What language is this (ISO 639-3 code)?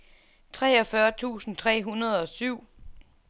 dan